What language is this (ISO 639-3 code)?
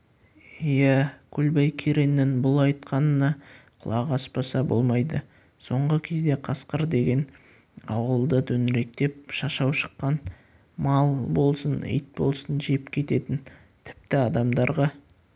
kaz